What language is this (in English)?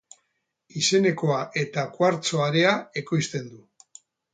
Basque